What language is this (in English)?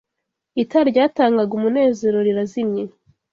Kinyarwanda